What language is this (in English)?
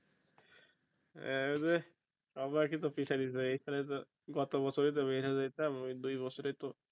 Bangla